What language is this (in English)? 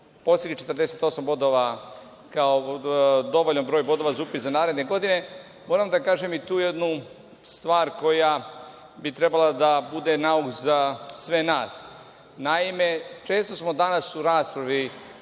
Serbian